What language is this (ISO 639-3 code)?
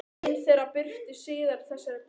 isl